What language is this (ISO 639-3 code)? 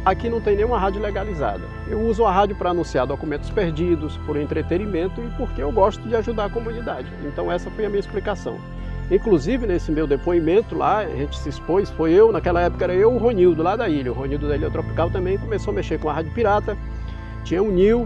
por